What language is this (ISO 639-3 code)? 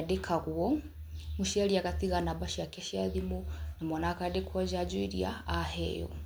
kik